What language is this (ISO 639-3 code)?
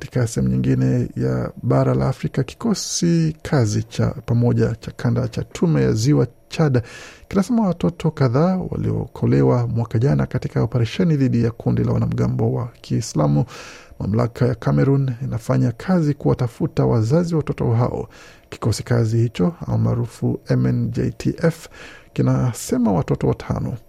swa